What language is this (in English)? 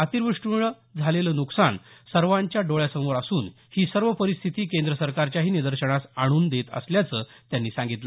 Marathi